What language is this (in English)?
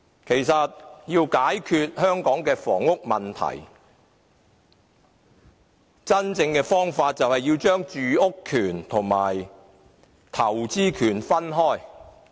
Cantonese